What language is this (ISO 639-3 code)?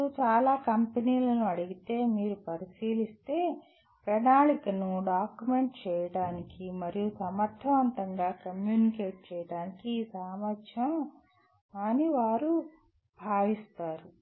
tel